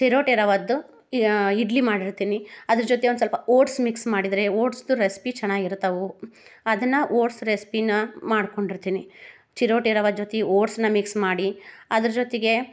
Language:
Kannada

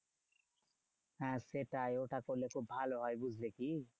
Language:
Bangla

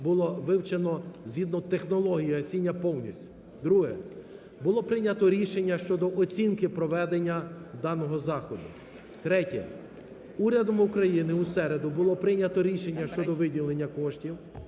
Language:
Ukrainian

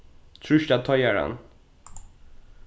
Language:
Faroese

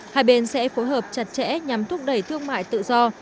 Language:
Vietnamese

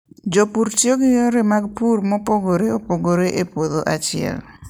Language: Luo (Kenya and Tanzania)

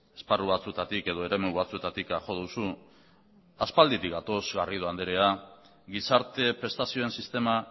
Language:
Basque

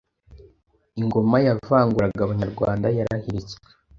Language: Kinyarwanda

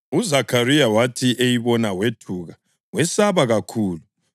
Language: North Ndebele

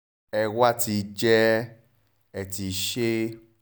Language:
Yoruba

